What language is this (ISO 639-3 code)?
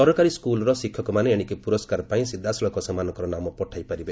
ori